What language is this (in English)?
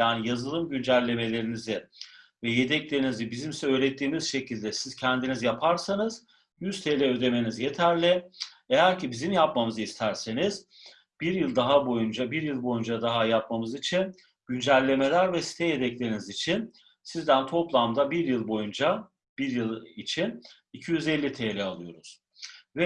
Turkish